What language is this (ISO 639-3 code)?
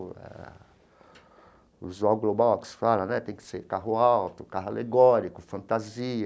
por